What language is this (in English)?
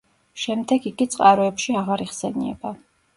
Georgian